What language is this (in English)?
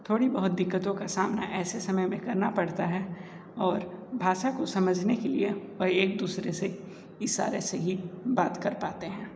Hindi